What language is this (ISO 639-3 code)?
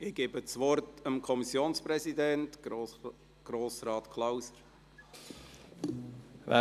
gsw